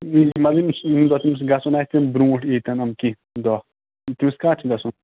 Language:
Kashmiri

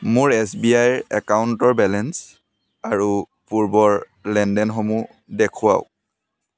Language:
Assamese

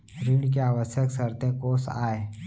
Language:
Chhattisgarhi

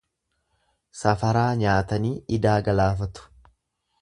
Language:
Oromo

